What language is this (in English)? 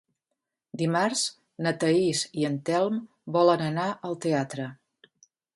Catalan